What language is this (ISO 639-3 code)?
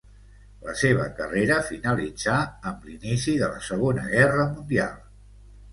cat